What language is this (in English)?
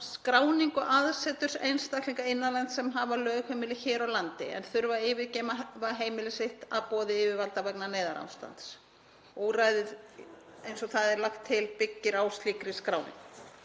Icelandic